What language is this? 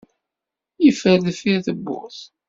Kabyle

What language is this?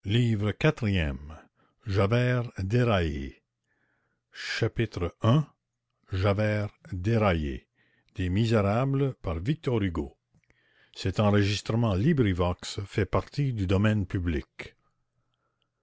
French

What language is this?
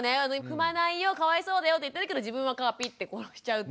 Japanese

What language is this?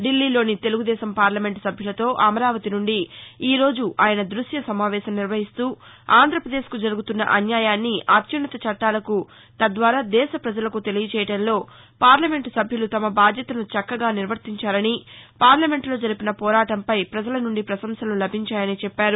Telugu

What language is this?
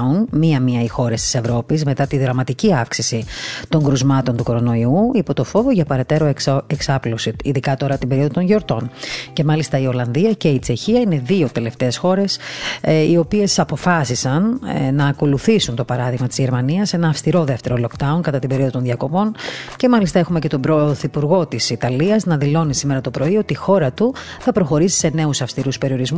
Greek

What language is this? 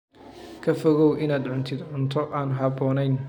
Somali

